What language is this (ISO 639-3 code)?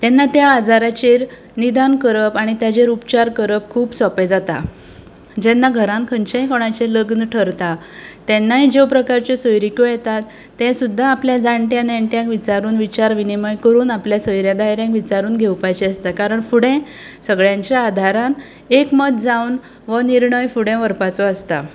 kok